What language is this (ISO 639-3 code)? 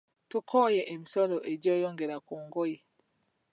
lug